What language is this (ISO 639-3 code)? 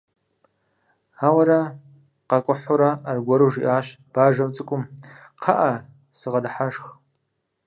kbd